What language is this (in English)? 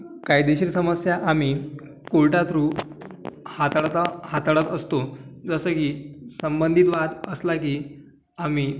Marathi